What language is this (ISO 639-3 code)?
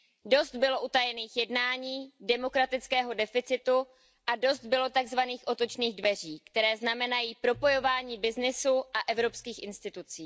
ces